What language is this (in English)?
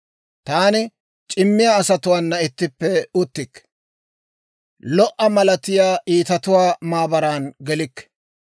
Dawro